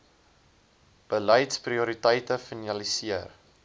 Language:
Afrikaans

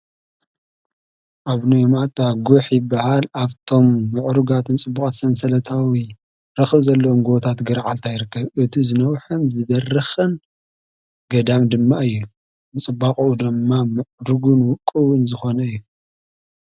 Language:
Tigrinya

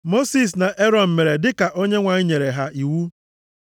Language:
Igbo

